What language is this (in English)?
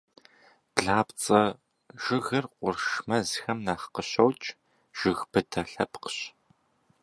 Kabardian